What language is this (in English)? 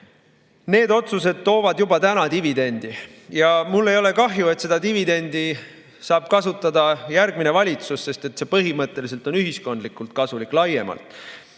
Estonian